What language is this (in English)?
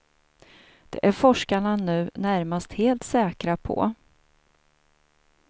Swedish